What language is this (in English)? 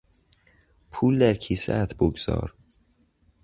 Persian